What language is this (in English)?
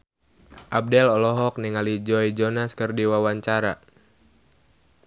Sundanese